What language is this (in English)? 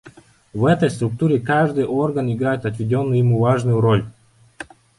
Russian